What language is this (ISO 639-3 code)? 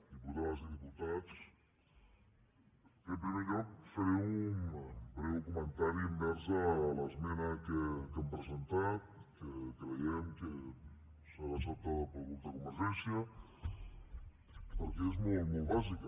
cat